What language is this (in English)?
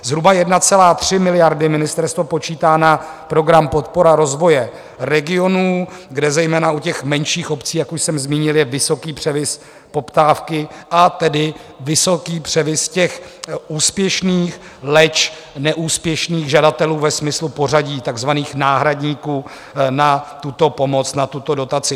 Czech